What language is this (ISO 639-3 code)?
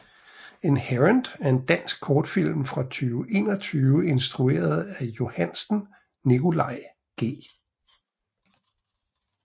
dan